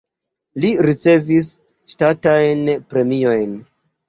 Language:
Esperanto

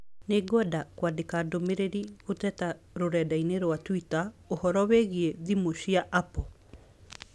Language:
Kikuyu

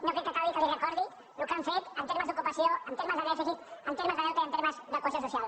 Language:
Catalan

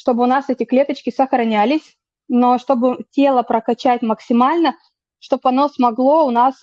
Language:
Russian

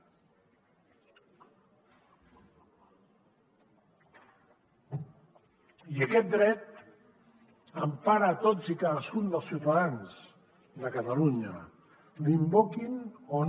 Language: Catalan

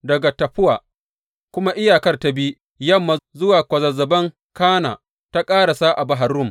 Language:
Hausa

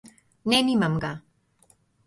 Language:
Slovenian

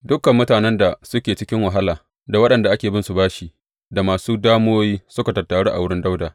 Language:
Hausa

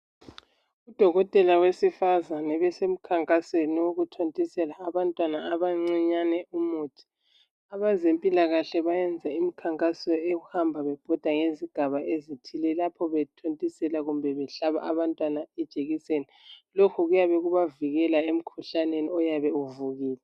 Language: North Ndebele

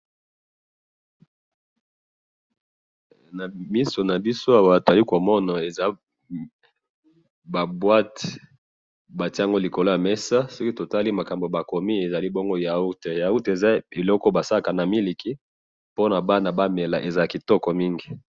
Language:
Lingala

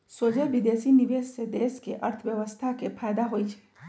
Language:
Magahi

